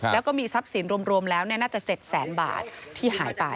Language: Thai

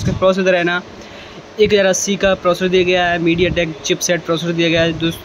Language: Hindi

